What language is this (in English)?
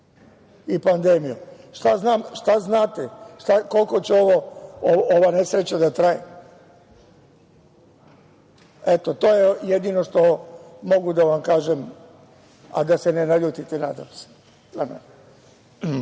Serbian